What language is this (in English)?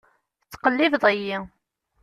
Kabyle